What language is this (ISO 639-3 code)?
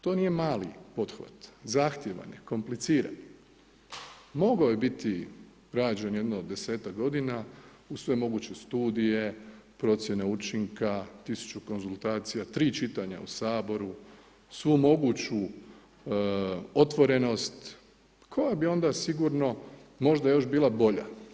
hrv